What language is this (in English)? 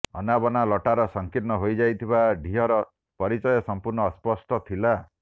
Odia